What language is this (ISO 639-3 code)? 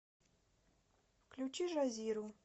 rus